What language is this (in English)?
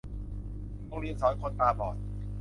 Thai